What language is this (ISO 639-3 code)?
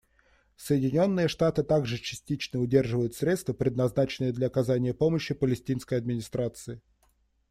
rus